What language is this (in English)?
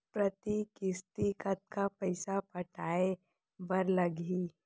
Chhattisgarhi